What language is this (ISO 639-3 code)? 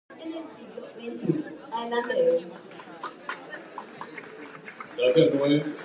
grn